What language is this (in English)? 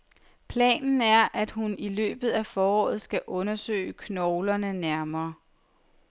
Danish